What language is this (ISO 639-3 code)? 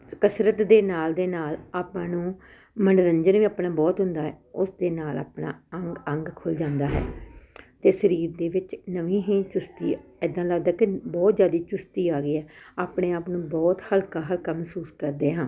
pan